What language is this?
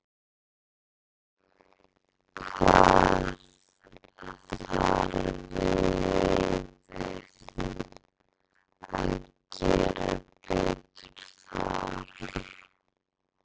Icelandic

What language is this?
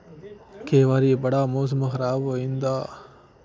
Dogri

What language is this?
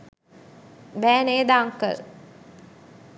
Sinhala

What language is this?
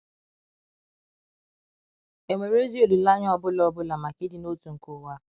Igbo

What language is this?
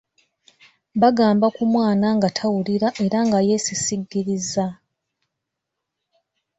Ganda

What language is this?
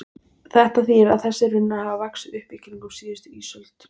Icelandic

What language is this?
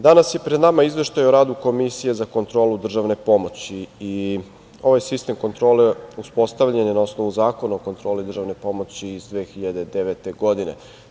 Serbian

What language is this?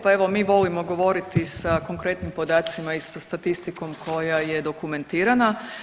Croatian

